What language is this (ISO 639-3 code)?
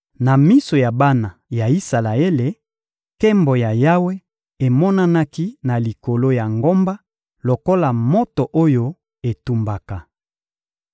lin